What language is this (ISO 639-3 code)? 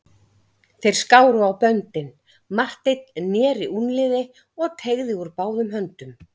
isl